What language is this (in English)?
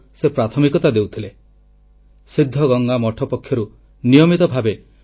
Odia